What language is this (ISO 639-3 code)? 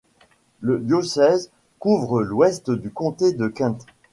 fra